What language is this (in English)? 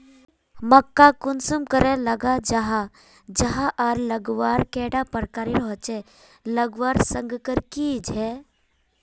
Magahi